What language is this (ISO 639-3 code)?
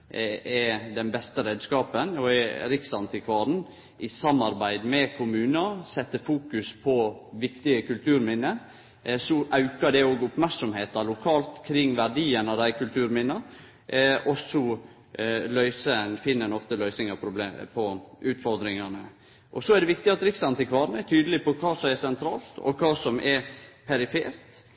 nno